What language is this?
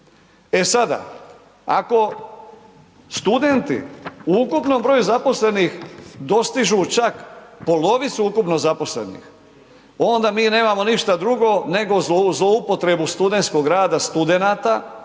Croatian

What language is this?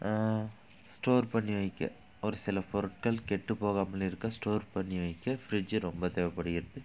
Tamil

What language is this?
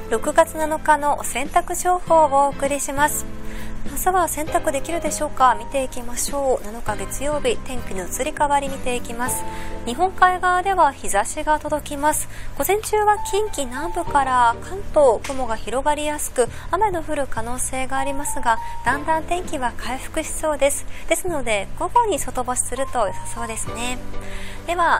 Japanese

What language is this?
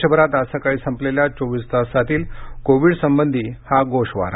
Marathi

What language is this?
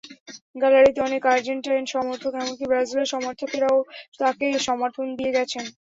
Bangla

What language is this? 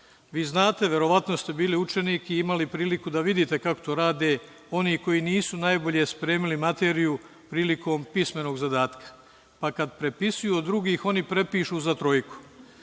Serbian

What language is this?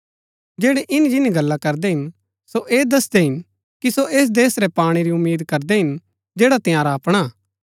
Gaddi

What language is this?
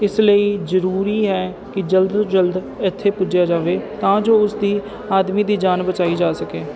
Punjabi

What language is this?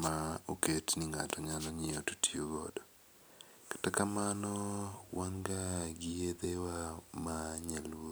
Luo (Kenya and Tanzania)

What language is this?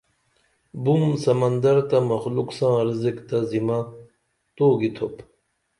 Dameli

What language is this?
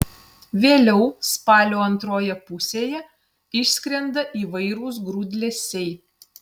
Lithuanian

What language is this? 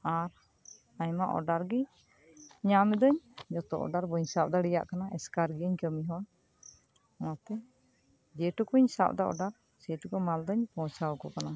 Santali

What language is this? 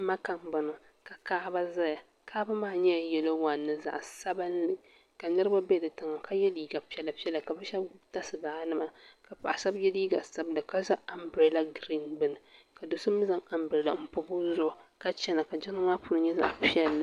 Dagbani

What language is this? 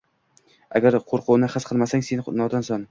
Uzbek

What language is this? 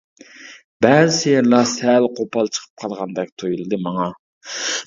Uyghur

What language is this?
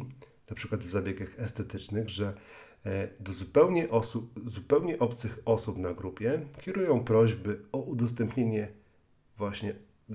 Polish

